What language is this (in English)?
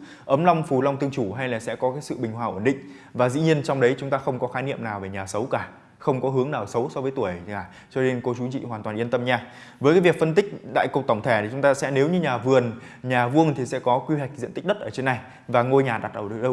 Vietnamese